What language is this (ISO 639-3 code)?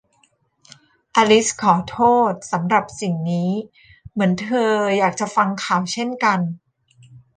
tha